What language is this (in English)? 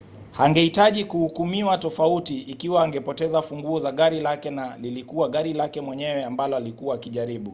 Swahili